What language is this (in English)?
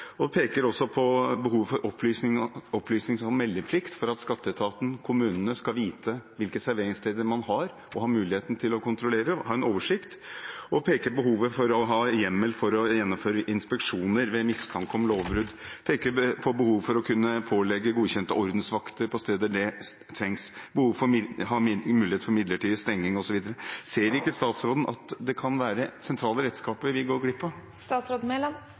Norwegian Bokmål